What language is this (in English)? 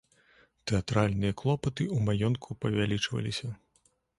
Belarusian